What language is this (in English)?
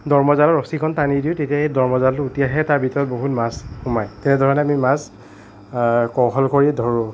Assamese